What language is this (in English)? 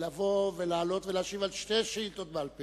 Hebrew